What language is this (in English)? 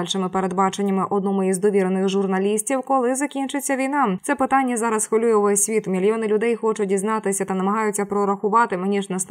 Ukrainian